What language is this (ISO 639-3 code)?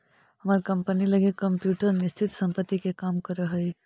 mag